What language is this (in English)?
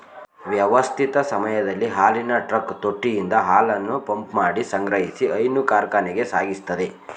Kannada